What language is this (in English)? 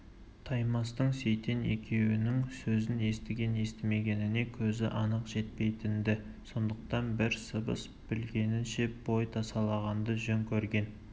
Kazakh